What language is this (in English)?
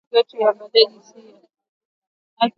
Swahili